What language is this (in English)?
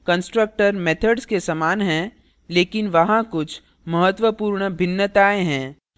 Hindi